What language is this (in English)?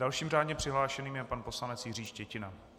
Czech